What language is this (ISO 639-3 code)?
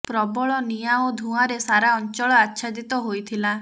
ori